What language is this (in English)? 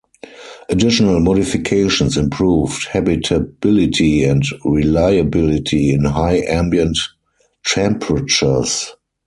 English